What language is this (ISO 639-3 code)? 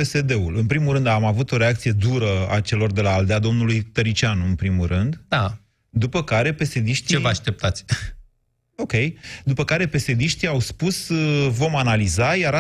ron